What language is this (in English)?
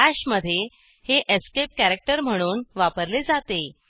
Marathi